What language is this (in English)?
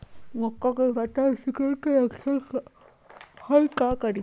Magahi